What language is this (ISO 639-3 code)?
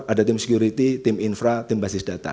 ind